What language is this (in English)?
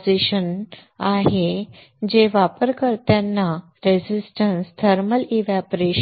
Marathi